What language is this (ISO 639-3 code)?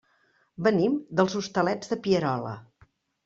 cat